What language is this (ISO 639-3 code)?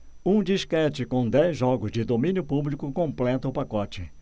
por